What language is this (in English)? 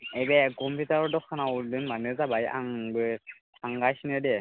Bodo